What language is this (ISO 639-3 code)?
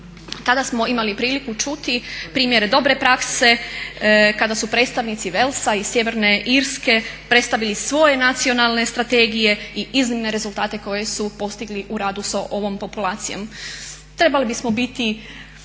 hrv